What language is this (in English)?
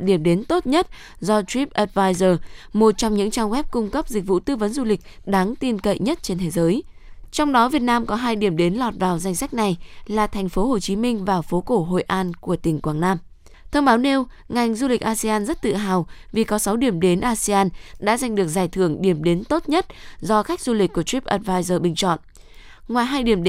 Vietnamese